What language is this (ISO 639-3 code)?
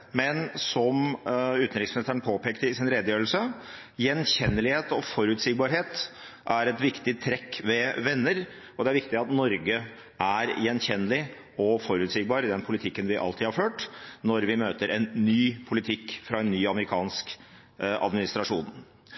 nob